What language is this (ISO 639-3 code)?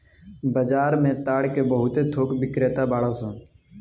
bho